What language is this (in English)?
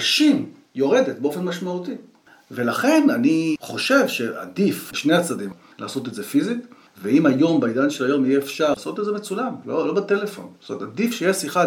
Hebrew